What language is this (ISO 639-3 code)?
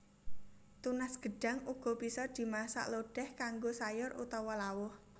jav